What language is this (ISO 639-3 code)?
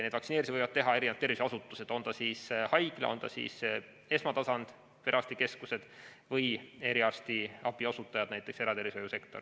est